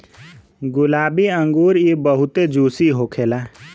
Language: Bhojpuri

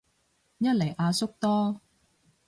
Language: Cantonese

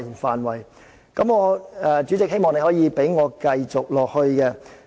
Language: Cantonese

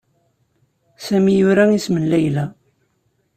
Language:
Kabyle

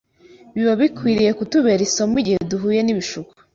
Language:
Kinyarwanda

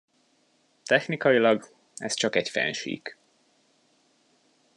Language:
Hungarian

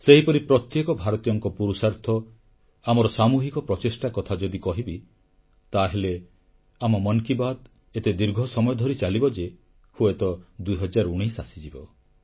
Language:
Odia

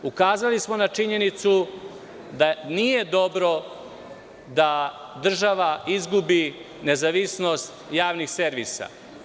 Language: Serbian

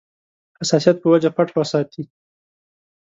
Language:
Pashto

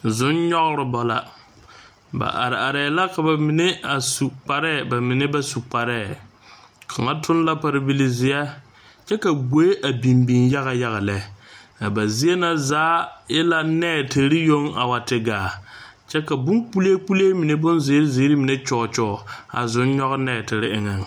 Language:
Southern Dagaare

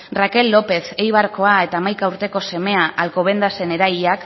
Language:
Basque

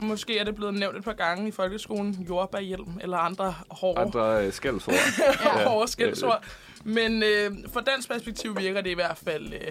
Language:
Danish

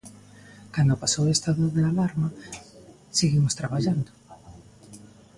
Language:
Galician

